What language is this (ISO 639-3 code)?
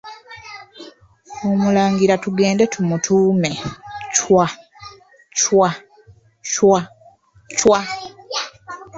lug